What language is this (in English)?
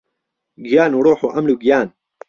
Central Kurdish